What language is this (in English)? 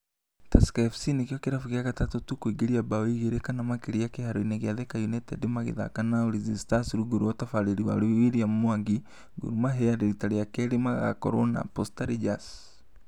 Kikuyu